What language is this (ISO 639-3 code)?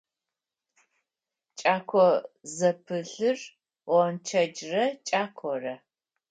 ady